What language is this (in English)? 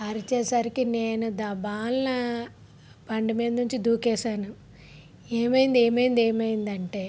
Telugu